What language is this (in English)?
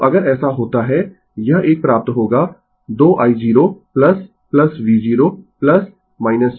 Hindi